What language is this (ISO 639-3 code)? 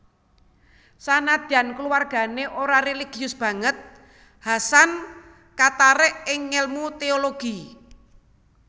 jav